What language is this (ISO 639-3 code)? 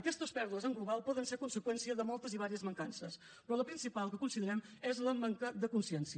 cat